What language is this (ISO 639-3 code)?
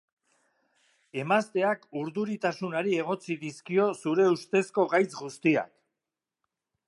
eus